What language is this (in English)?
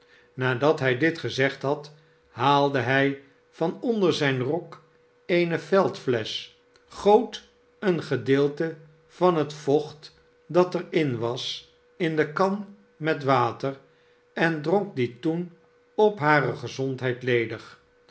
Dutch